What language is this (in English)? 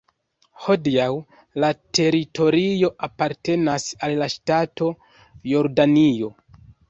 Esperanto